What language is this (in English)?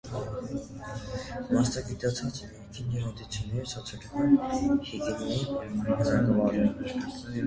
Armenian